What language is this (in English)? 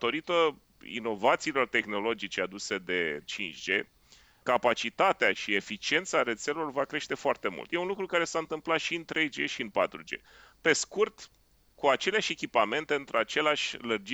Romanian